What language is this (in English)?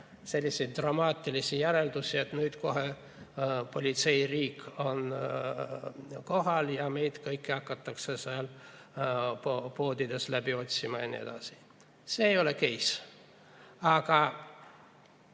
Estonian